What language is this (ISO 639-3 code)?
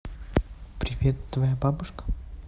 rus